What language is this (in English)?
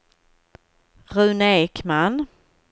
Swedish